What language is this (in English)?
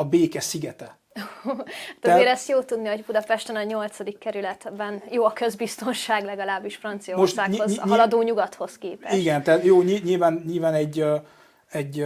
Hungarian